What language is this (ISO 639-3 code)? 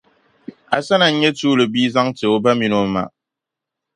dag